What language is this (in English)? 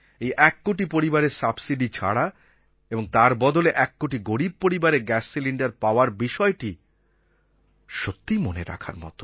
Bangla